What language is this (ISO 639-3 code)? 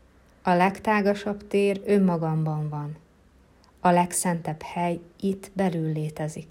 hun